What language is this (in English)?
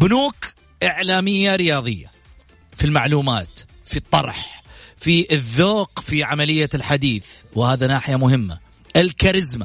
Arabic